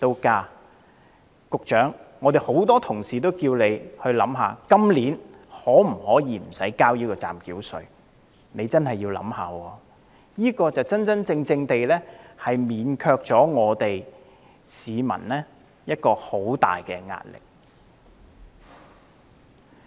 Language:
Cantonese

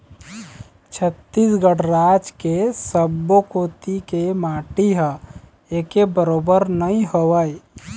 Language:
Chhattisgarhi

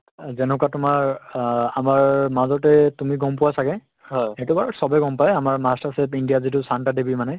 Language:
Assamese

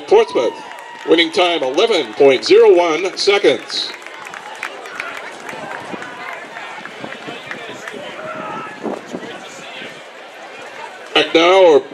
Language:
English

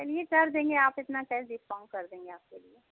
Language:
Hindi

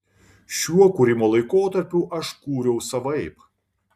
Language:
Lithuanian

